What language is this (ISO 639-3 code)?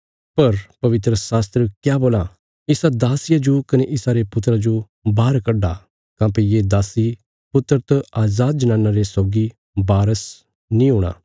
kfs